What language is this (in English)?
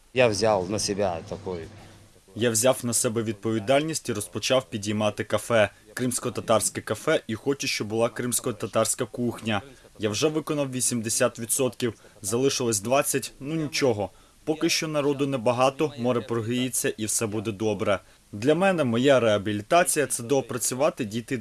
Ukrainian